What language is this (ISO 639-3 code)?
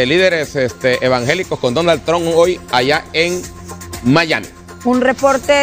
spa